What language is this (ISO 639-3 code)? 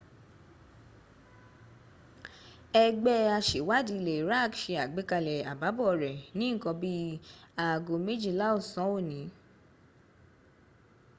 yor